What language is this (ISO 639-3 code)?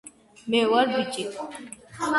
kat